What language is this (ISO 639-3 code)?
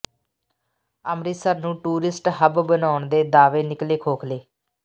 pan